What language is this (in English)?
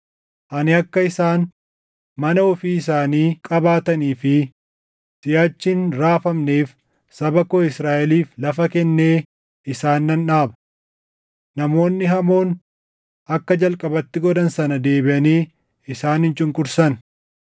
Oromo